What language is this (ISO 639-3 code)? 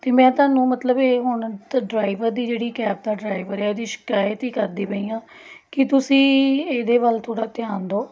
pan